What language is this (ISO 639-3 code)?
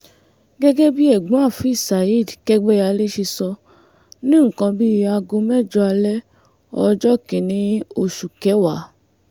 yor